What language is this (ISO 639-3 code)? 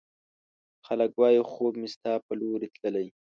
pus